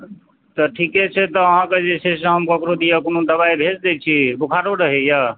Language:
Maithili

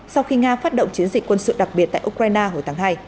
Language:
Vietnamese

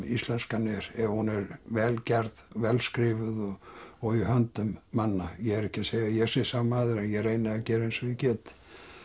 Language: Icelandic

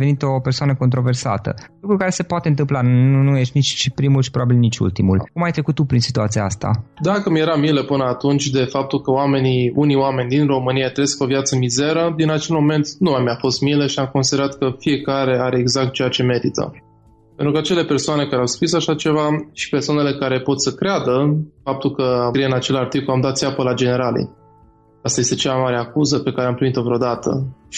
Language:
Romanian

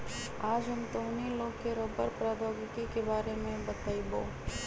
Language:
Magahi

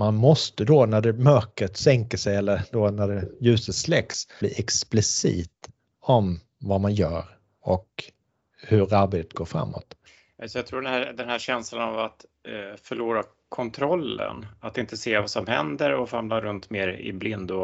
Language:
Swedish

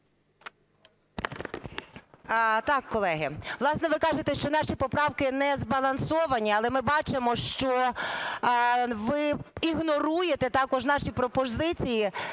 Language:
Ukrainian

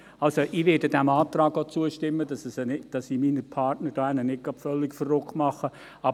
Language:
Swiss German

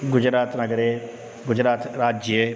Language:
Sanskrit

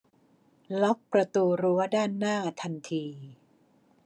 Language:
Thai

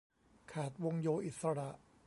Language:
Thai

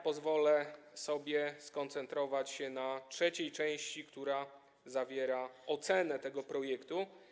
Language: Polish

